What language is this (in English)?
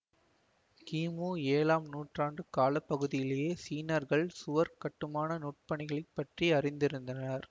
Tamil